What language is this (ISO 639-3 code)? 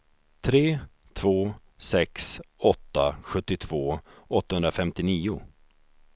swe